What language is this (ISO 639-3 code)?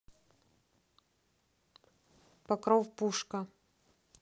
rus